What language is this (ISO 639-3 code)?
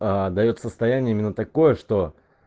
rus